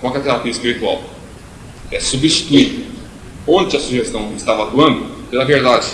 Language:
Portuguese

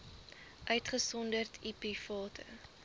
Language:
Afrikaans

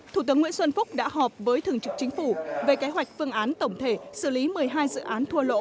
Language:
Vietnamese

